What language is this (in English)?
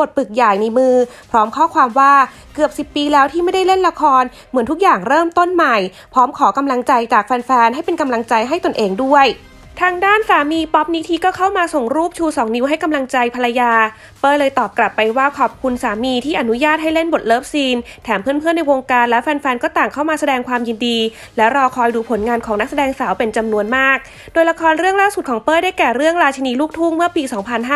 Thai